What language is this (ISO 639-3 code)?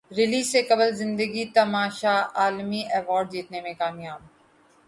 urd